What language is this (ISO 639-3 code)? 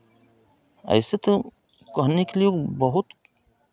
hin